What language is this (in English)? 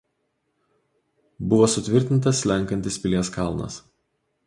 Lithuanian